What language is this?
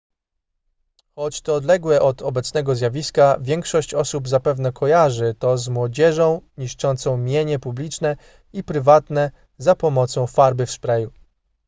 Polish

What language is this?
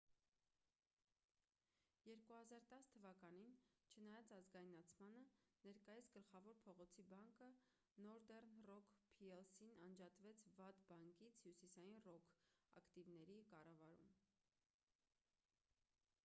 Armenian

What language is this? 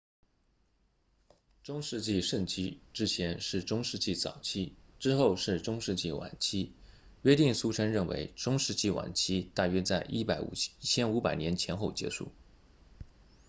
Chinese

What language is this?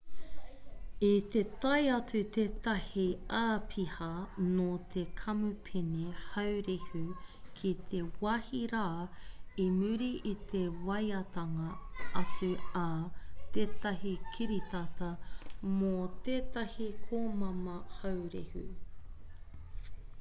Māori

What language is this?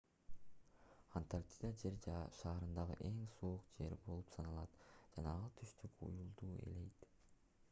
Kyrgyz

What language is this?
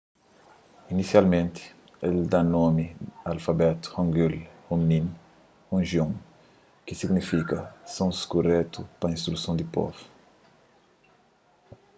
Kabuverdianu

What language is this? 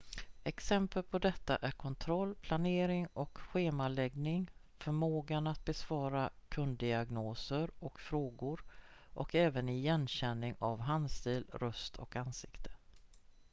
Swedish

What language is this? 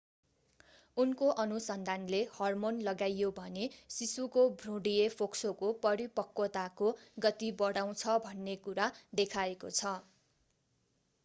Nepali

